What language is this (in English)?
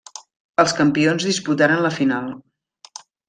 Catalan